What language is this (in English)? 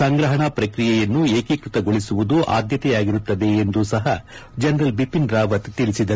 Kannada